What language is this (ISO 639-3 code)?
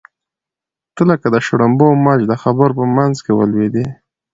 pus